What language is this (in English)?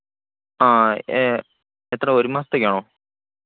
Malayalam